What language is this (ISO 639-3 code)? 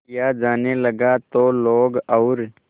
hin